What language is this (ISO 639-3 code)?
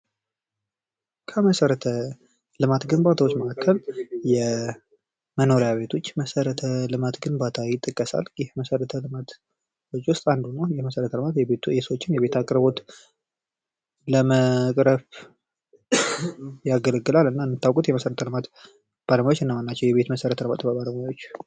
amh